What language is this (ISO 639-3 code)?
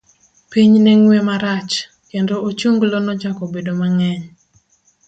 luo